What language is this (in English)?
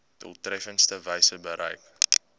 Afrikaans